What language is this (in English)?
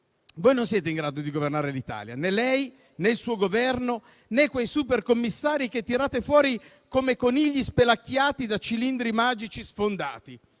Italian